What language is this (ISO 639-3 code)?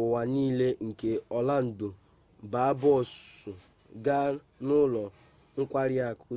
ibo